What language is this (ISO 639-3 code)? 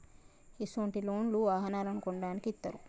tel